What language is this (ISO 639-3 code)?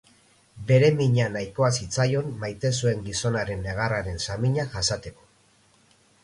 eus